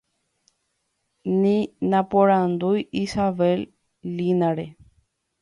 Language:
Guarani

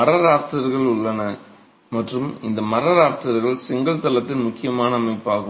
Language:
Tamil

